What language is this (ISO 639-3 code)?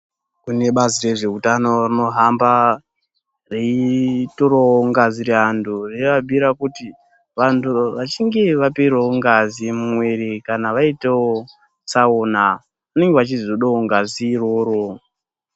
ndc